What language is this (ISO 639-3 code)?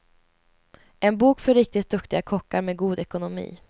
swe